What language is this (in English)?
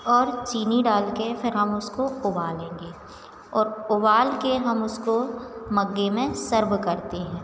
Hindi